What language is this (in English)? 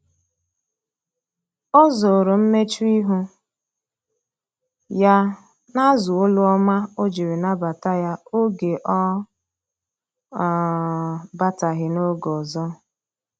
Igbo